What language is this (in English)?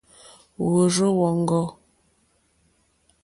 Mokpwe